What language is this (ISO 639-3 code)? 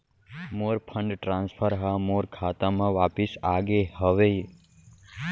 hne